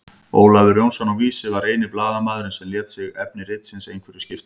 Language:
Icelandic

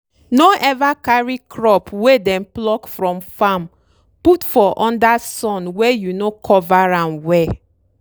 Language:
Nigerian Pidgin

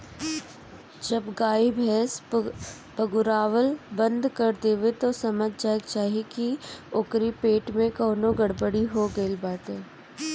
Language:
Bhojpuri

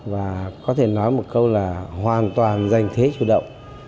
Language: Vietnamese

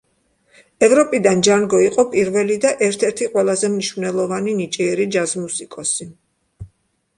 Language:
Georgian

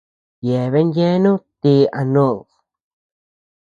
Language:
Tepeuxila Cuicatec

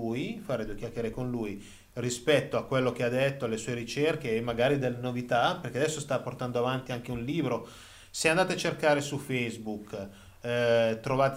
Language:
Italian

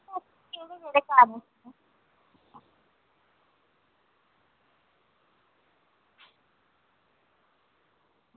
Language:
Dogri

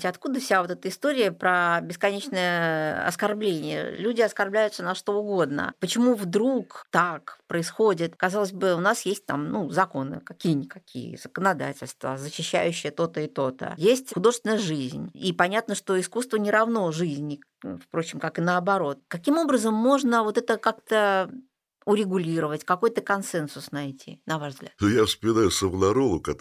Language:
Russian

